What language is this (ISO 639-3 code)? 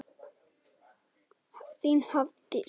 isl